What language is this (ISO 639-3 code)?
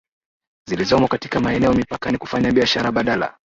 swa